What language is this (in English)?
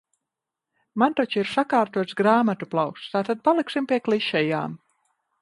Latvian